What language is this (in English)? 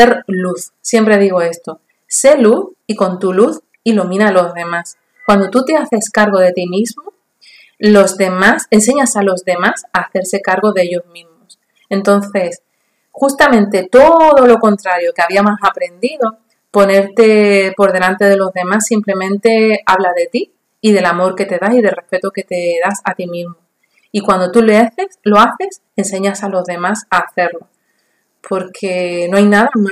Spanish